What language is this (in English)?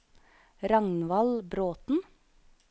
Norwegian